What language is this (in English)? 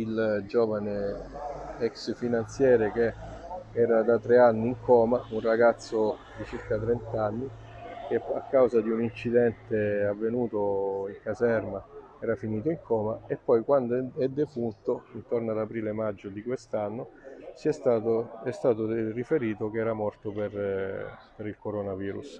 Italian